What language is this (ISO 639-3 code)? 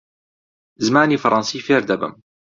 ckb